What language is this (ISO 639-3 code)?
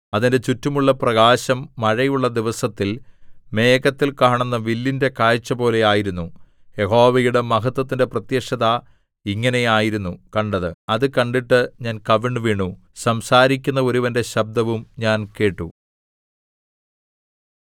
mal